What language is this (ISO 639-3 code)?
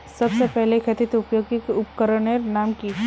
mag